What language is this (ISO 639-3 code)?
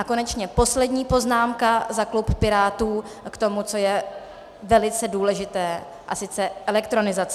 ces